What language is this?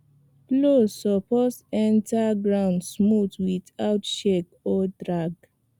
Nigerian Pidgin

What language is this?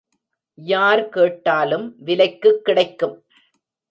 Tamil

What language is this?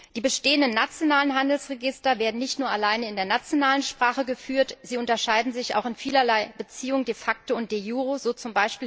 German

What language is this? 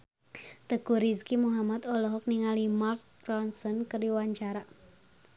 Sundanese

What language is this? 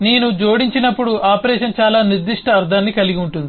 Telugu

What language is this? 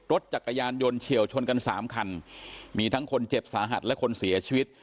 Thai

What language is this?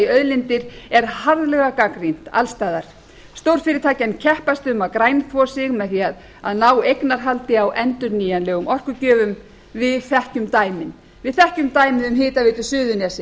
Icelandic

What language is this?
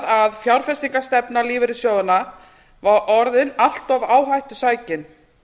Icelandic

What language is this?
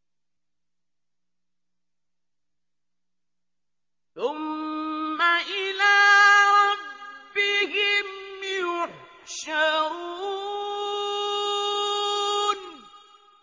Arabic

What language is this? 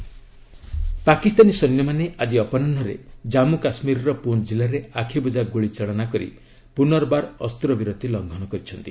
Odia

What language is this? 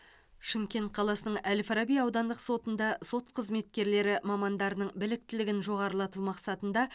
Kazakh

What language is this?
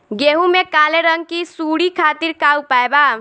Bhojpuri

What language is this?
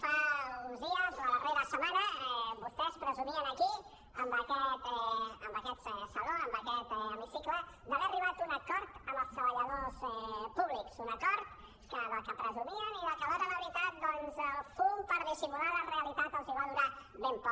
Catalan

